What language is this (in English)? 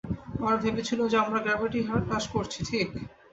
Bangla